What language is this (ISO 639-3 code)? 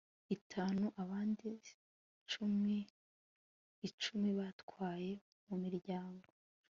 kin